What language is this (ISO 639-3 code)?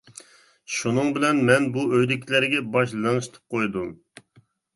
uig